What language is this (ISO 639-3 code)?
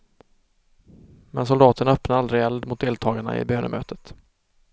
swe